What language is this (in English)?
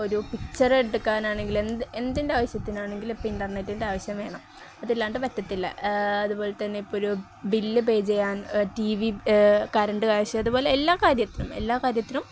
Malayalam